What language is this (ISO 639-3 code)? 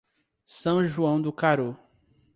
por